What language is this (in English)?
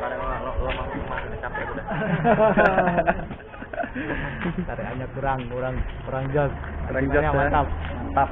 Indonesian